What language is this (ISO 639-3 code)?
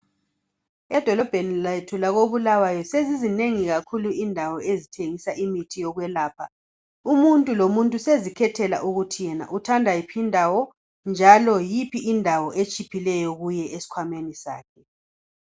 nde